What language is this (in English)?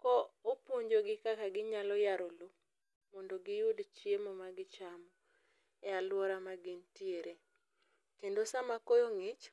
Luo (Kenya and Tanzania)